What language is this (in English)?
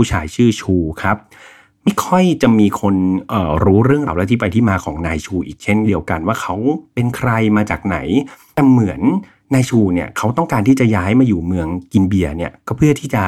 Thai